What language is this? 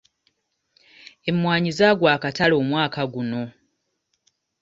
Ganda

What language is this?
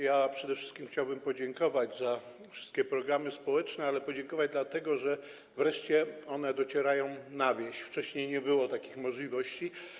Polish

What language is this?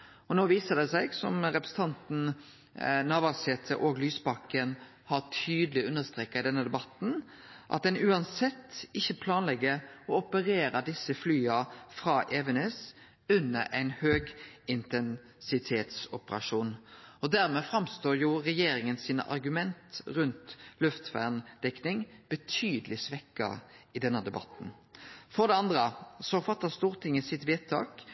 Norwegian Nynorsk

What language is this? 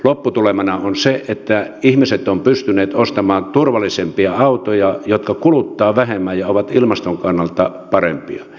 Finnish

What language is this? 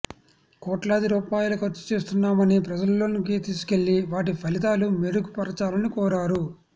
Telugu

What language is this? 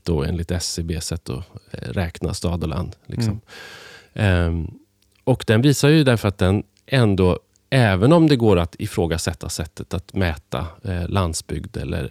Swedish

